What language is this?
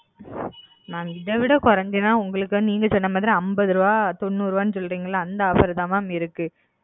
Tamil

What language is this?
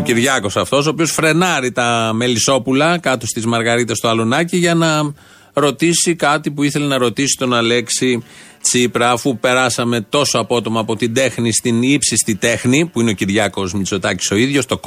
Greek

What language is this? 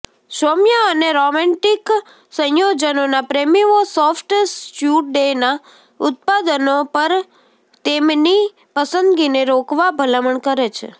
Gujarati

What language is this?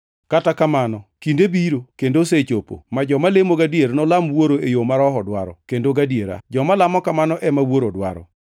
Luo (Kenya and Tanzania)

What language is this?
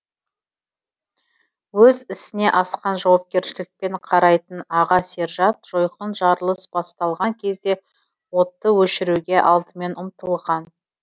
Kazakh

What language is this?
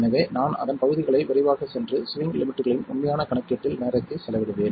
Tamil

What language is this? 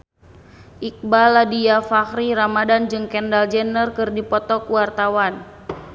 Sundanese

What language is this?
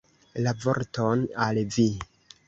Esperanto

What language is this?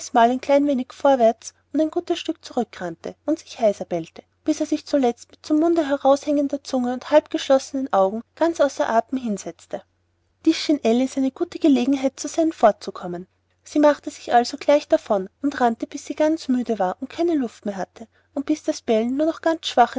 German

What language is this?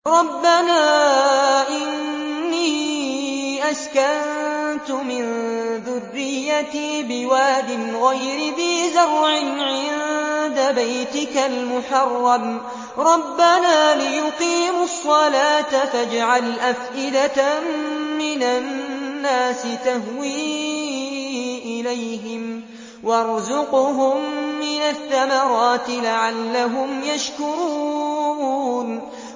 Arabic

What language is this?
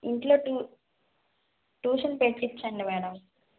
Telugu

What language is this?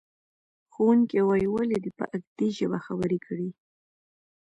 Pashto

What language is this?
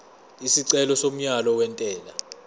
Zulu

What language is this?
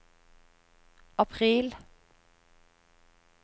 Norwegian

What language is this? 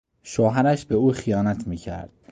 Persian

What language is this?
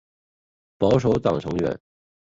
Chinese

